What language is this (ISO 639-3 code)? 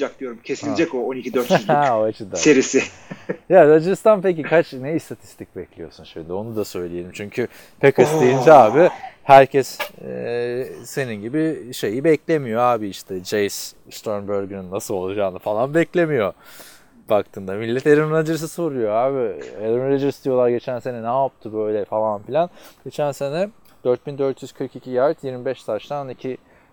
tur